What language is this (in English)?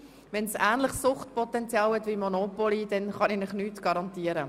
Swiss German